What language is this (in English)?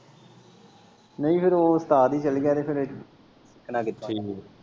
Punjabi